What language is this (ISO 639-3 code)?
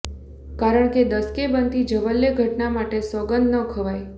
guj